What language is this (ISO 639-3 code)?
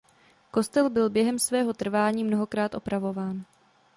ces